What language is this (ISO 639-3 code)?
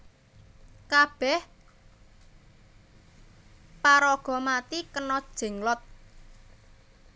jav